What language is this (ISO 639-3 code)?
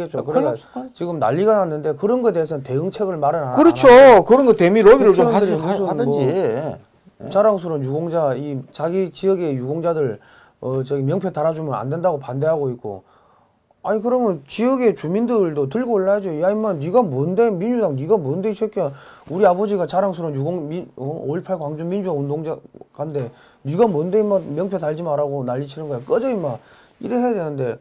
kor